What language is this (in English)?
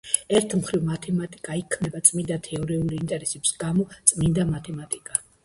Georgian